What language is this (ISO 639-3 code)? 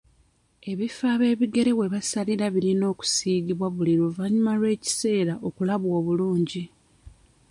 lug